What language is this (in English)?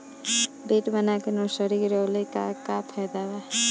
Bhojpuri